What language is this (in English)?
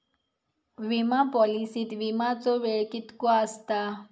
Marathi